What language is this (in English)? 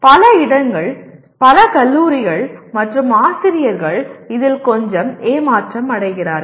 Tamil